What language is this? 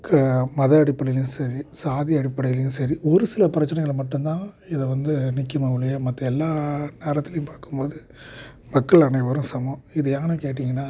Tamil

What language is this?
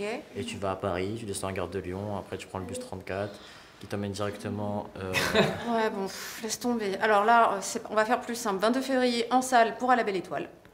French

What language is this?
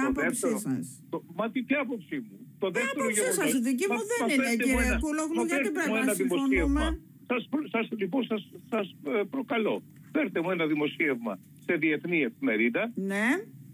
Greek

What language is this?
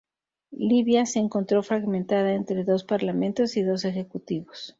Spanish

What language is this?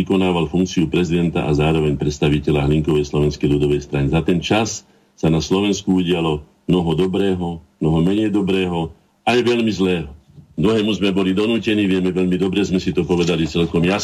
Slovak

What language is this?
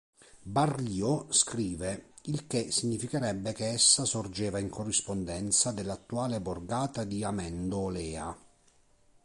Italian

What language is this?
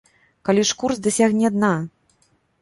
Belarusian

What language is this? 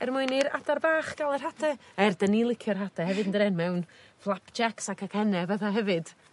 Welsh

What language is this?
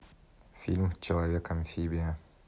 Russian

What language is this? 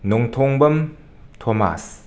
Manipuri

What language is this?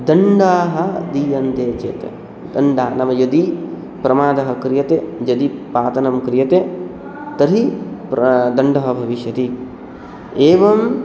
Sanskrit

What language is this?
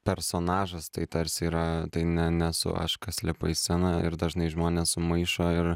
Lithuanian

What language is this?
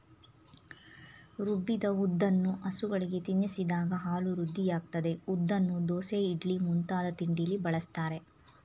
Kannada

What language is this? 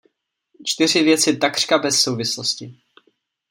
Czech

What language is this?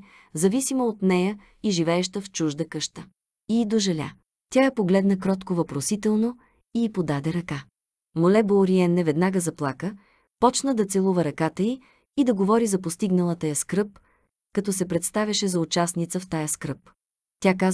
Bulgarian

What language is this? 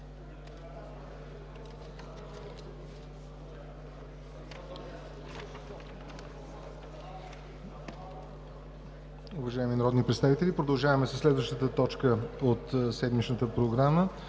Bulgarian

